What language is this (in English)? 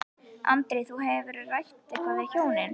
Icelandic